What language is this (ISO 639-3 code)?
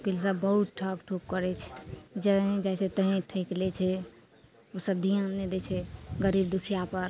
mai